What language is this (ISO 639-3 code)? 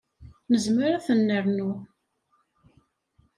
kab